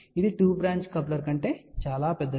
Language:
Telugu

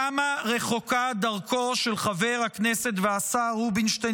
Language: Hebrew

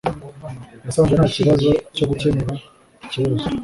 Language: Kinyarwanda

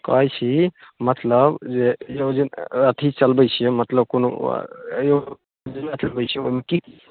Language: Maithili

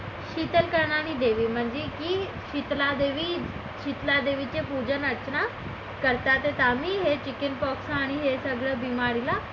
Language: Marathi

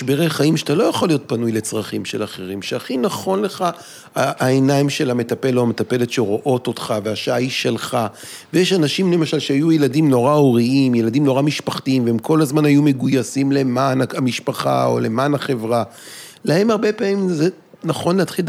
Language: Hebrew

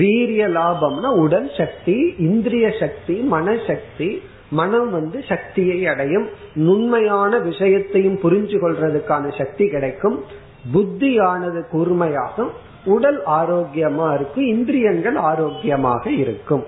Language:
Tamil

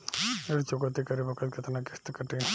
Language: Bhojpuri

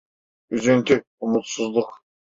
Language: Turkish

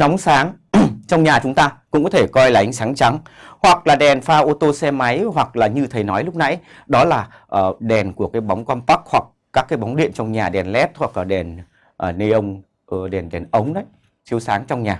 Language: Vietnamese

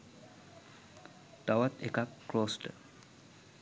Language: Sinhala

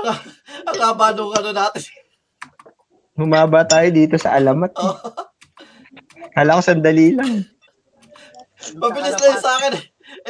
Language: Filipino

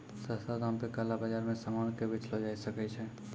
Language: Maithili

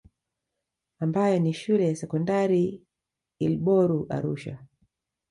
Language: Swahili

